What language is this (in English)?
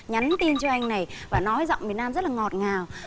Vietnamese